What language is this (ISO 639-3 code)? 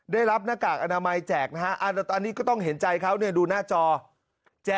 tha